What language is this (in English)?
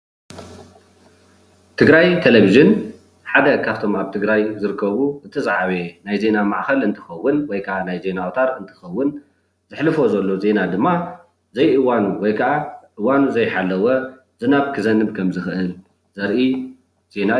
Tigrinya